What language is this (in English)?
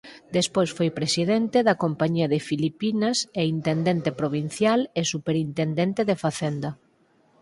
Galician